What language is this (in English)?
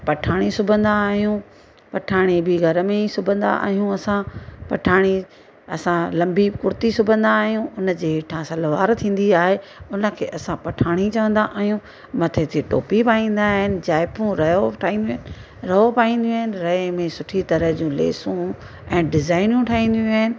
Sindhi